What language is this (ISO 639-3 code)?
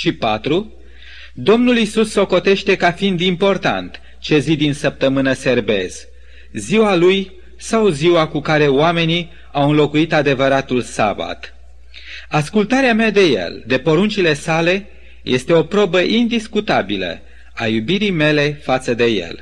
ron